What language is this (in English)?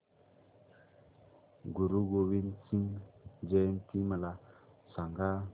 Marathi